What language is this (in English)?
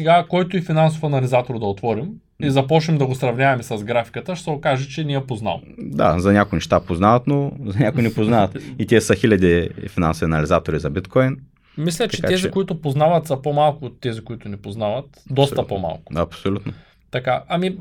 Bulgarian